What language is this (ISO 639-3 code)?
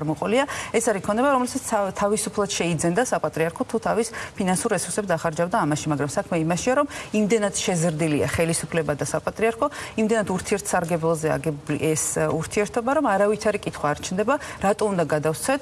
deu